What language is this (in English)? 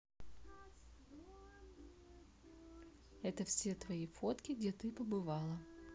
Russian